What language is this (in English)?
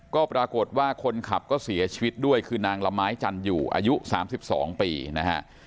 Thai